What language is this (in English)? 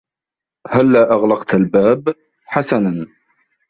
Arabic